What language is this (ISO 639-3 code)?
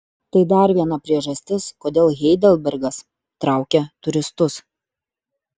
lit